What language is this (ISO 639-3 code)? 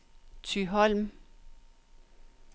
dan